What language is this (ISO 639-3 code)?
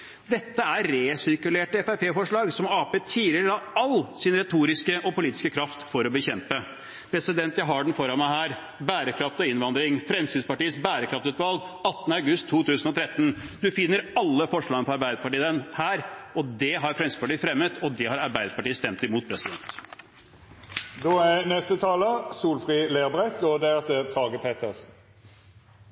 nor